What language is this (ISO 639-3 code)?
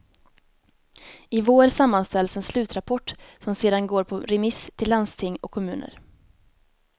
swe